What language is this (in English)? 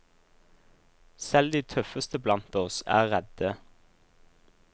Norwegian